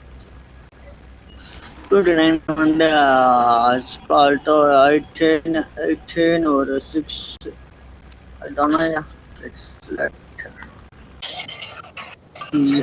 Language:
Tamil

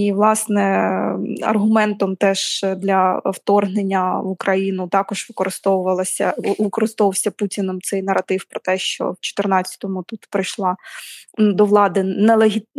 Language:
Ukrainian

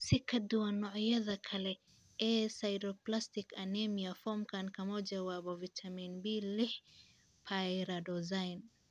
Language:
Somali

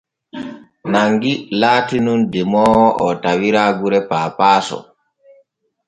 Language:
Borgu Fulfulde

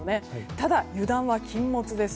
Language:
Japanese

